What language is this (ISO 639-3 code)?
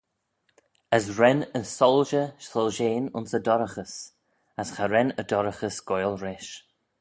glv